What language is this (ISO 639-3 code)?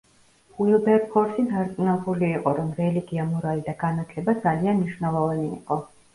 kat